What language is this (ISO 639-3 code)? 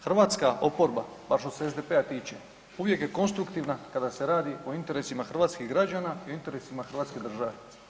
hrv